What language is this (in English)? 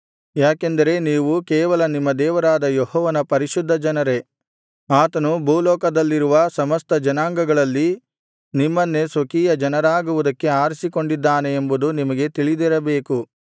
Kannada